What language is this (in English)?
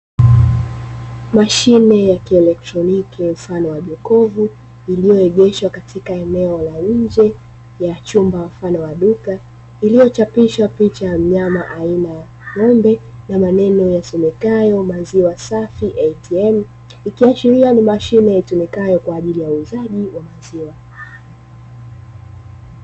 Swahili